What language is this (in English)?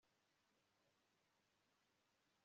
Kinyarwanda